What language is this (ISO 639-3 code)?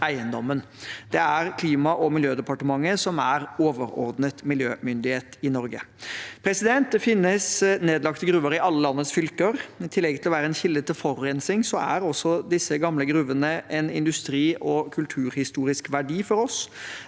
nor